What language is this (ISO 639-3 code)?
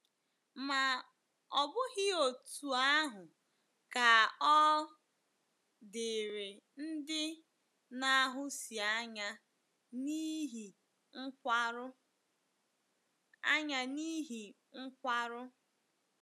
ibo